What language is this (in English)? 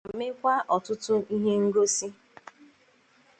Igbo